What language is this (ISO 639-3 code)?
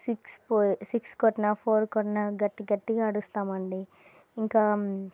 tel